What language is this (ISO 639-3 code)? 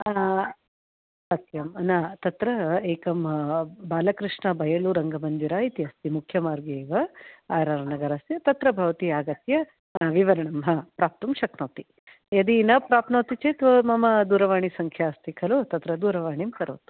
san